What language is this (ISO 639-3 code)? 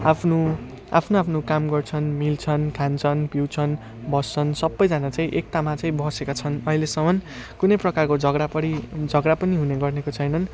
nep